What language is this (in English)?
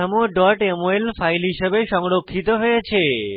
Bangla